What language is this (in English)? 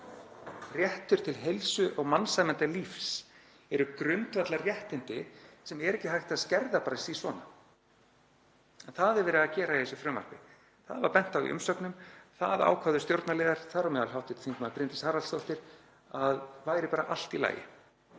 Icelandic